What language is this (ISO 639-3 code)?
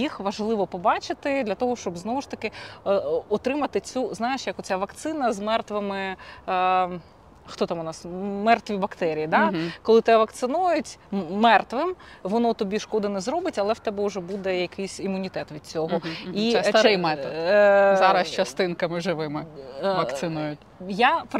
ukr